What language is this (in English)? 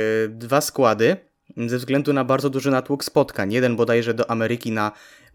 Polish